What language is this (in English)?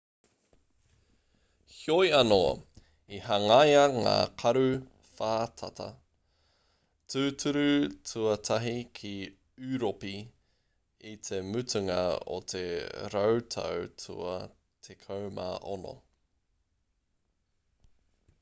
Māori